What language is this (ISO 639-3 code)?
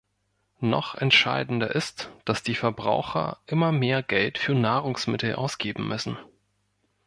deu